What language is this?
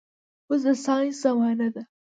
Pashto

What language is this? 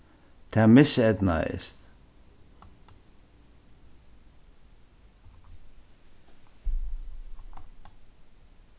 Faroese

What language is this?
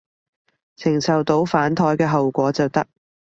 Cantonese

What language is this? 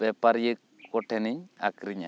Santali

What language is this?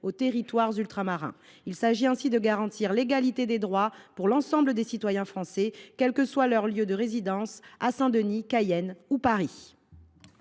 French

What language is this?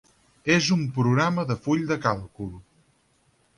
Catalan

